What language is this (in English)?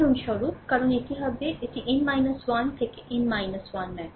Bangla